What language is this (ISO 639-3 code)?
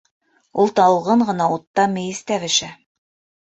bak